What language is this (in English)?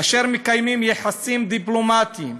Hebrew